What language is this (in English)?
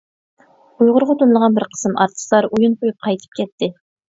Uyghur